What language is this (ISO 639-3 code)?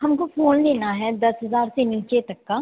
mai